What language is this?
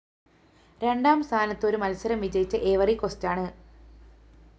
Malayalam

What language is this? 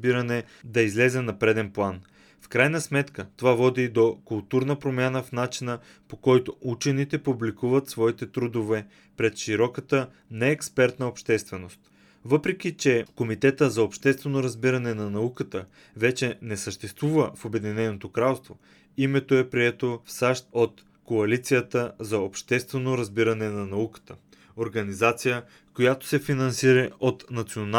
Bulgarian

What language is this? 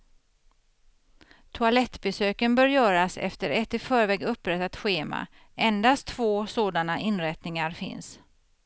Swedish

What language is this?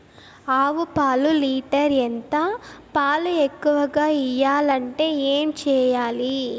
Telugu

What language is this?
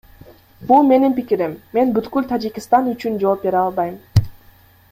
Kyrgyz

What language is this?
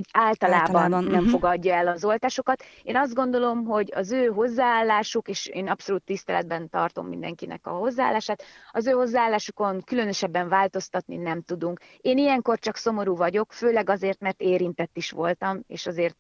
Hungarian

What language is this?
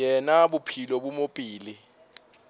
Northern Sotho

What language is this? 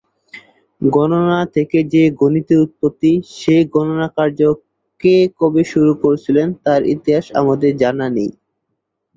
Bangla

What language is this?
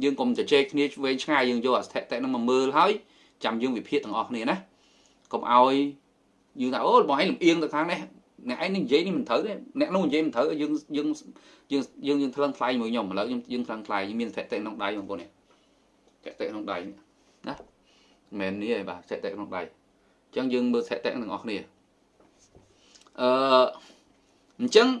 Vietnamese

